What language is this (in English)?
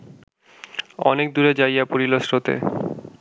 Bangla